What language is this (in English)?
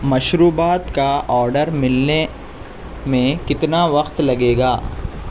Urdu